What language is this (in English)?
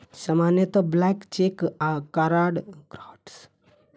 Maithili